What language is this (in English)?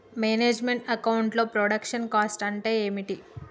Telugu